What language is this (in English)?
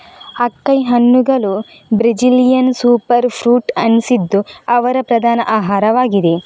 Kannada